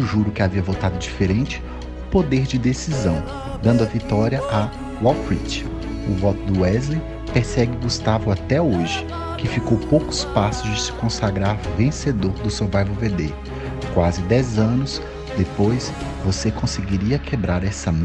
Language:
Portuguese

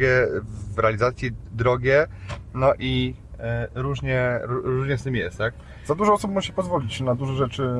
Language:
Polish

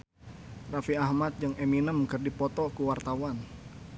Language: Sundanese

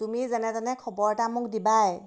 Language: Assamese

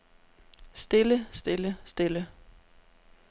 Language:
Danish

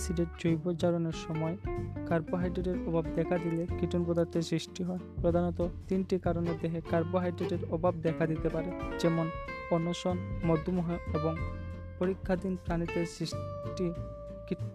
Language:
Bangla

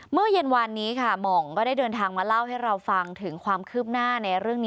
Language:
Thai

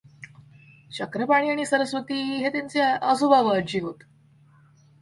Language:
Marathi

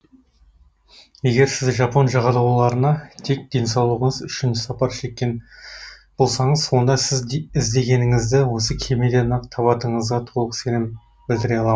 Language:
Kazakh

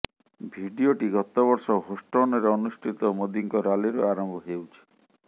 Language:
Odia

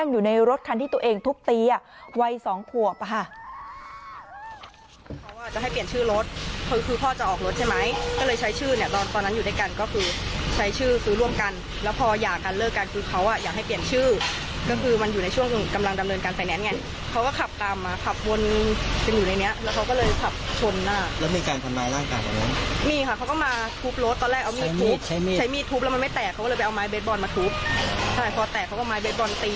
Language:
Thai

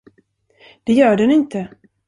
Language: Swedish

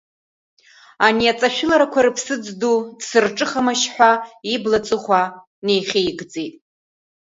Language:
Abkhazian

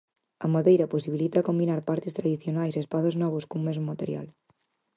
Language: Galician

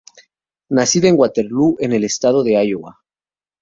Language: Spanish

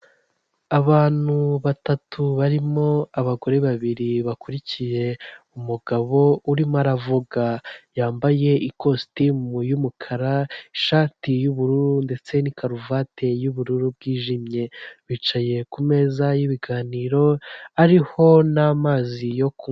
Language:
Kinyarwanda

